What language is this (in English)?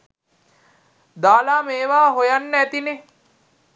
Sinhala